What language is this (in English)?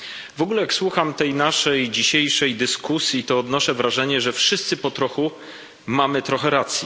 Polish